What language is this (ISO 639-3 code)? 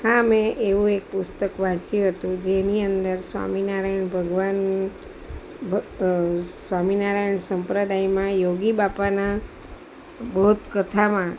guj